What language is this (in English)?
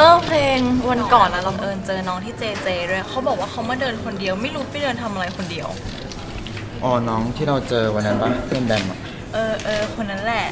Thai